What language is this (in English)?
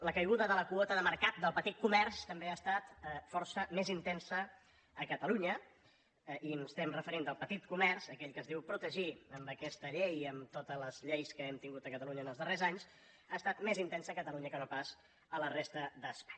Catalan